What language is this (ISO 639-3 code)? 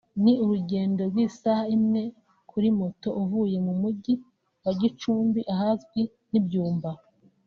kin